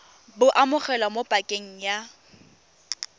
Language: Tswana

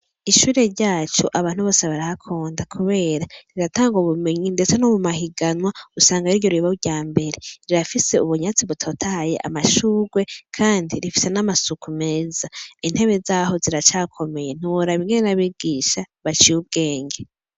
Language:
Rundi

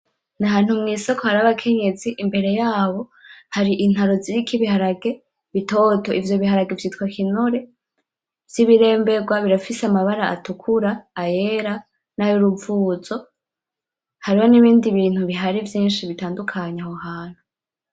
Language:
Rundi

